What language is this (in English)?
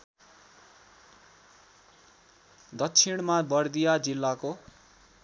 Nepali